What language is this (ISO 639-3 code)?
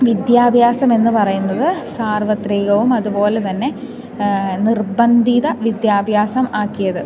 mal